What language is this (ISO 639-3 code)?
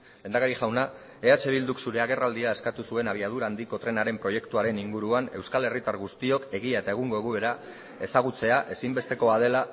eus